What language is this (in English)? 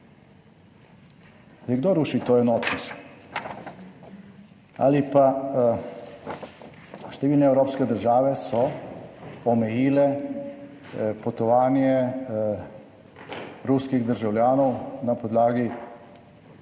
Slovenian